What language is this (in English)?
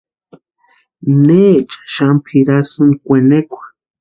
Western Highland Purepecha